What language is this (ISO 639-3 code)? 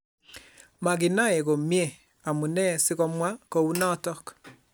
kln